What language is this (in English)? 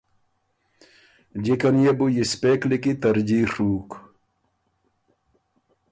Ormuri